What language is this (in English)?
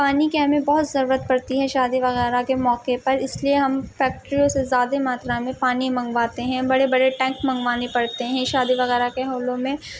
Urdu